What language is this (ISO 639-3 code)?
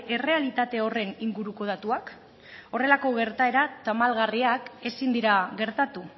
eus